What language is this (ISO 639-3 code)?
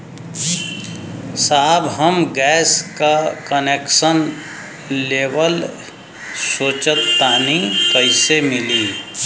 bho